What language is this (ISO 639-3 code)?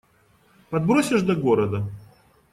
rus